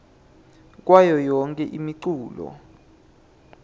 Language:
Swati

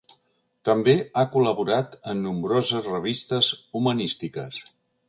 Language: Catalan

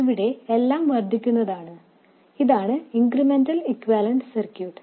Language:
Malayalam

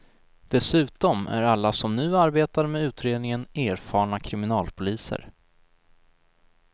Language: Swedish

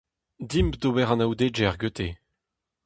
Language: Breton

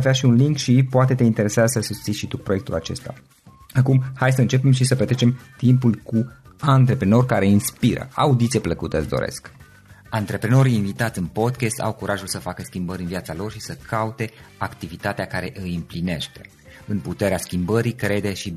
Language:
Romanian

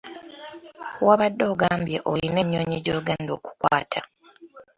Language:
Ganda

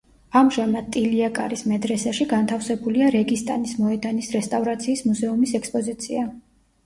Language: Georgian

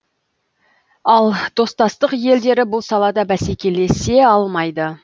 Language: Kazakh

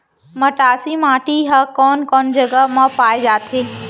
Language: Chhattisgarhi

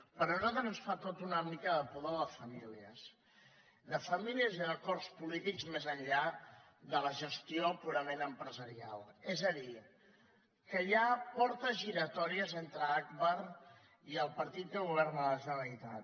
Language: Catalan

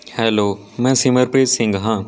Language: Punjabi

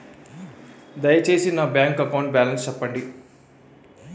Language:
Telugu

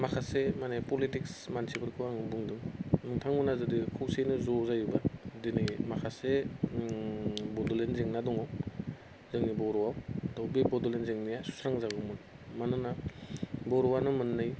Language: Bodo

